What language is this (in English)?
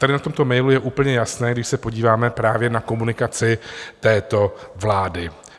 Czech